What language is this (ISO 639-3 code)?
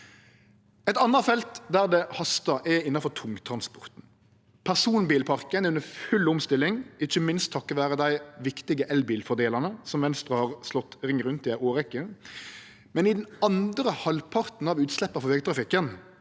nor